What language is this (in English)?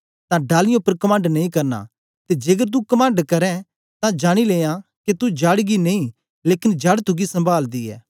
Dogri